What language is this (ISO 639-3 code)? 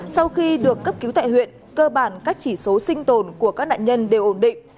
vie